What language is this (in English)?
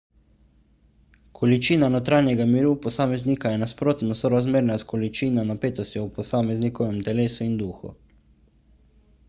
Slovenian